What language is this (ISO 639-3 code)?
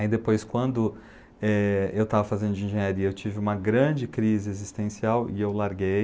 por